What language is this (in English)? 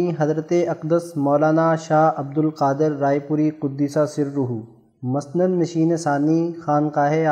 Urdu